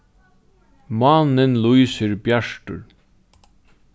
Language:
Faroese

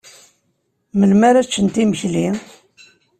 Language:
Kabyle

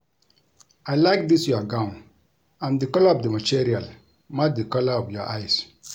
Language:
Nigerian Pidgin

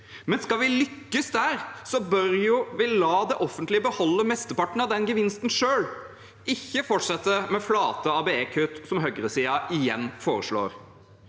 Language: Norwegian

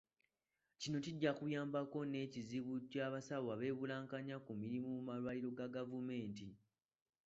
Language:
Ganda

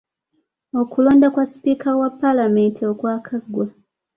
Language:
Ganda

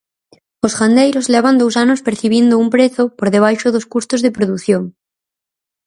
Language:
Galician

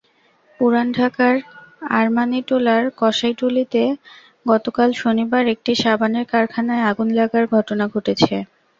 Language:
Bangla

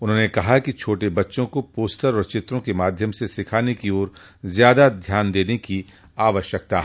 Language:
Hindi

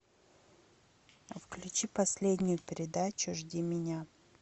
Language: Russian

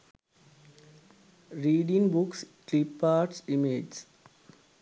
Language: Sinhala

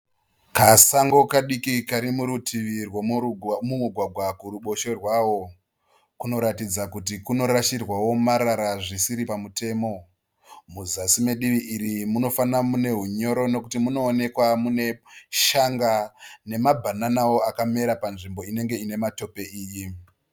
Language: Shona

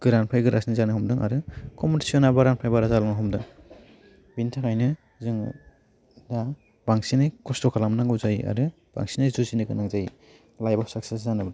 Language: Bodo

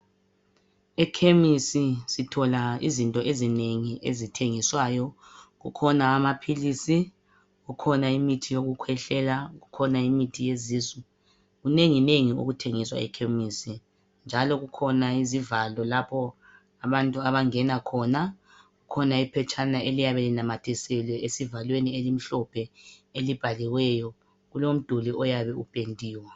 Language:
North Ndebele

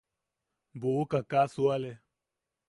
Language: Yaqui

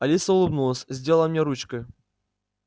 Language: Russian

